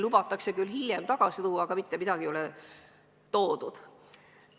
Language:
Estonian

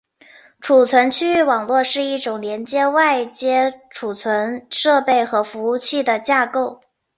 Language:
Chinese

